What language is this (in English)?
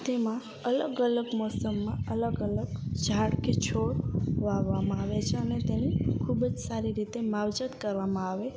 Gujarati